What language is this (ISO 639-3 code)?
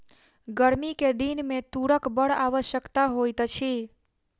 mai